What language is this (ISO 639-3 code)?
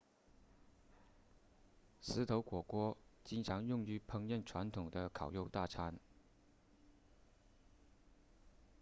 zho